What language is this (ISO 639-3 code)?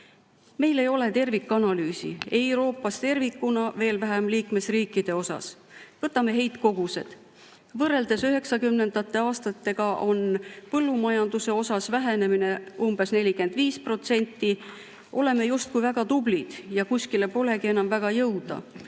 est